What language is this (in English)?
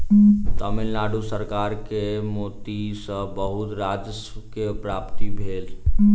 Maithili